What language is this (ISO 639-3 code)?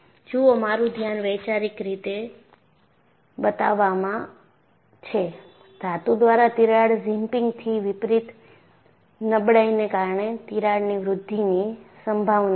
guj